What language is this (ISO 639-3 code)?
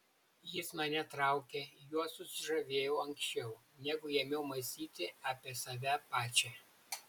lit